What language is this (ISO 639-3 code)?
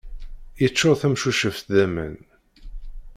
kab